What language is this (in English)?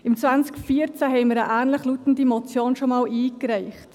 Swiss German